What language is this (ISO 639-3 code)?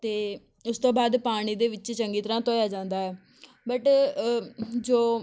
pan